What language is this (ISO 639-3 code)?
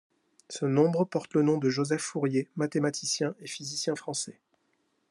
fra